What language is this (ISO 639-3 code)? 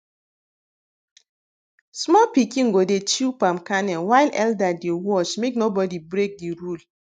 pcm